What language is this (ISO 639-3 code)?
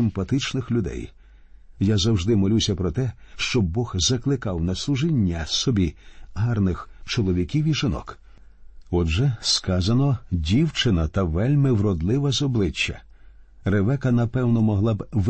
ukr